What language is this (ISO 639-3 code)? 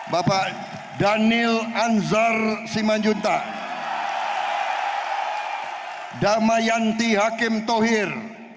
ind